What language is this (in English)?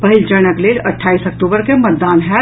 Maithili